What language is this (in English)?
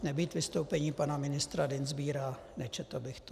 Czech